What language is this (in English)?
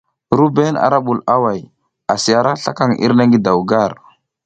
South Giziga